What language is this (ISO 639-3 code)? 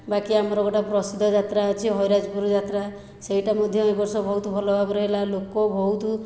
ori